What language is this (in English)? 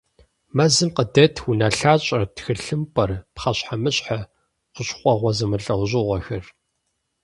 Kabardian